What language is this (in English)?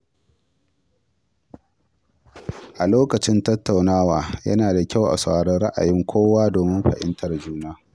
Hausa